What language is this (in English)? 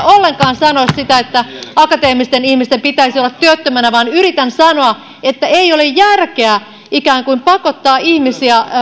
Finnish